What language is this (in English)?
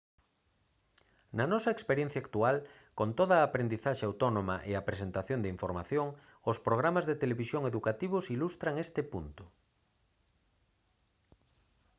Galician